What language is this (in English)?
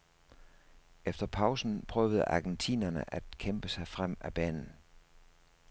Danish